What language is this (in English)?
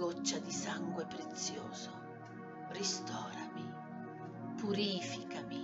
Italian